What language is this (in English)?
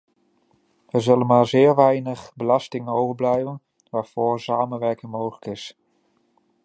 Dutch